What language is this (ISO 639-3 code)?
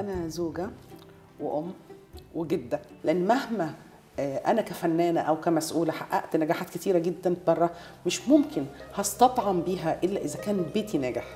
ara